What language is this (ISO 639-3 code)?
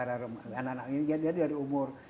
ind